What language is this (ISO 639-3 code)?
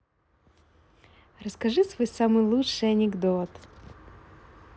rus